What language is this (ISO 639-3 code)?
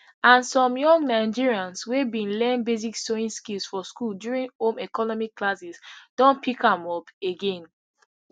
pcm